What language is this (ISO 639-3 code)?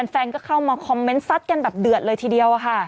tha